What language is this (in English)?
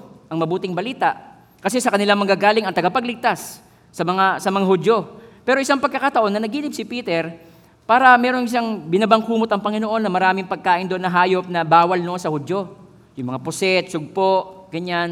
Filipino